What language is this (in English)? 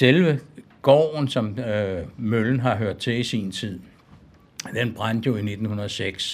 Danish